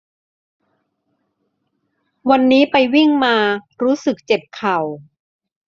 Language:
Thai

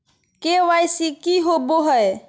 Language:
Magahi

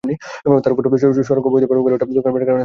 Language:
Bangla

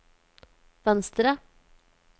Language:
Norwegian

